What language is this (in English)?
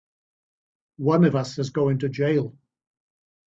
English